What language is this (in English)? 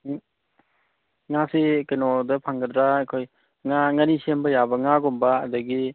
Manipuri